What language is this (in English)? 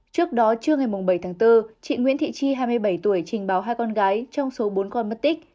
Vietnamese